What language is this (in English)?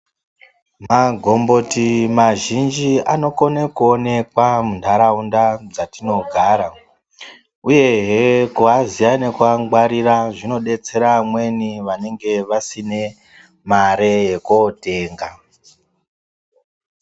Ndau